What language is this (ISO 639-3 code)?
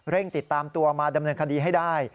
tha